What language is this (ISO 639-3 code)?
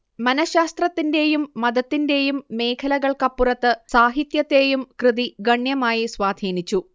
mal